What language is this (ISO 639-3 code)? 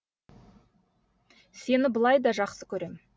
kaz